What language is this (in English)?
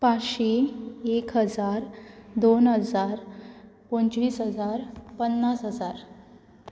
Konkani